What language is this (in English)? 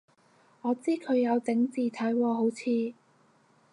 Cantonese